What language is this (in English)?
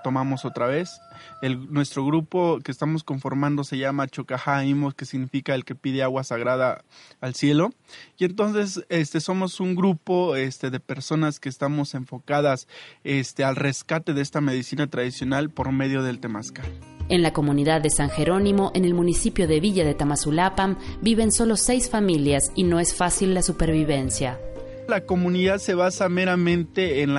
Spanish